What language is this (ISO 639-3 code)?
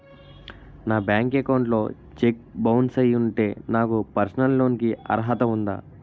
tel